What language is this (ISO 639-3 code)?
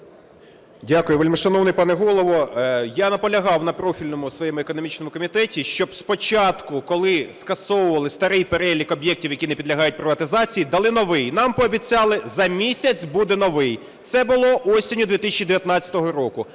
ukr